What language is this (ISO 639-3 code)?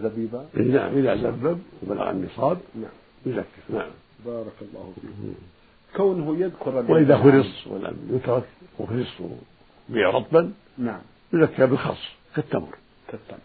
ara